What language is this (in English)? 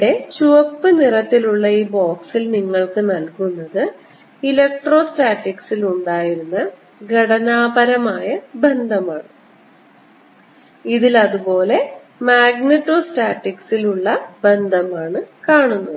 Malayalam